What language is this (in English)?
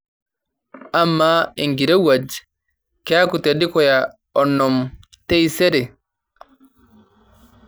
Masai